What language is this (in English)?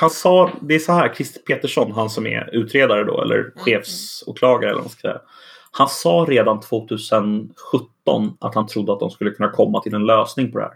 Swedish